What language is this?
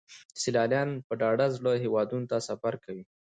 Pashto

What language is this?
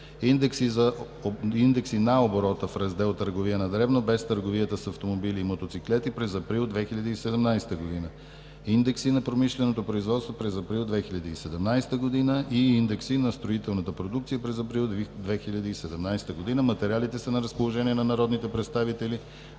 Bulgarian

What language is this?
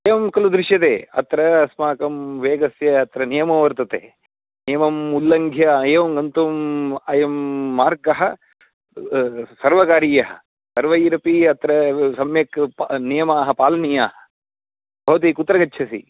Sanskrit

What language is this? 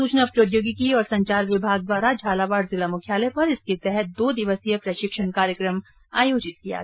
Hindi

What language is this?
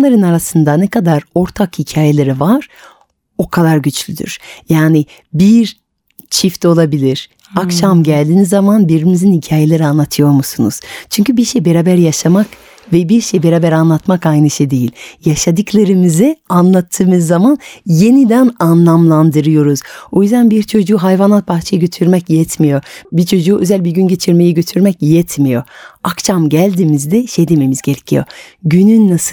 Turkish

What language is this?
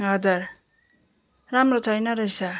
Nepali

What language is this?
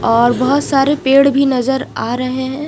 Hindi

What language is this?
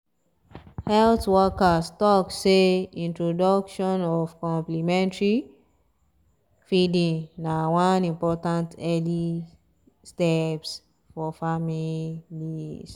Nigerian Pidgin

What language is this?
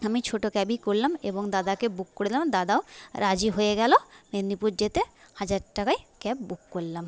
Bangla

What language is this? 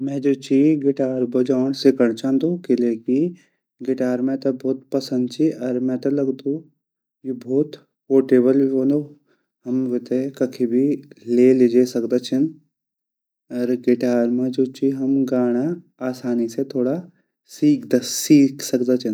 Garhwali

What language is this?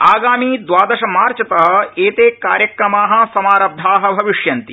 Sanskrit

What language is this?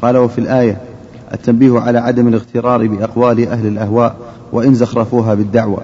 Arabic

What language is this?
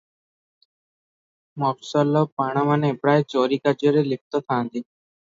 Odia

